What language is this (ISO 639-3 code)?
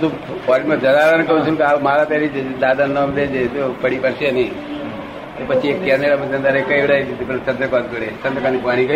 guj